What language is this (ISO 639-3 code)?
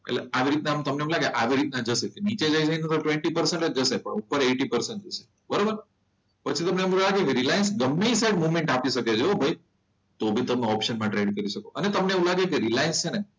guj